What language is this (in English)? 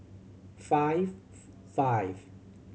English